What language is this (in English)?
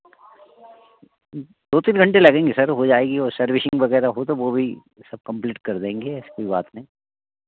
Hindi